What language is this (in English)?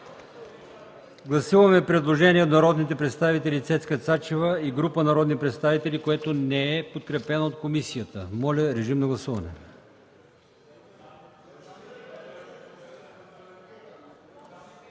Bulgarian